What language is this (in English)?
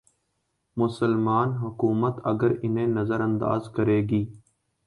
Urdu